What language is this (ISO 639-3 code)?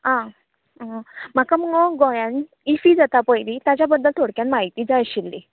kok